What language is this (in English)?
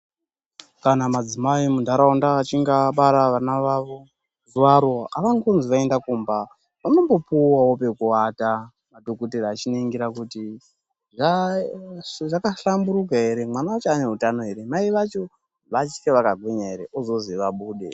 Ndau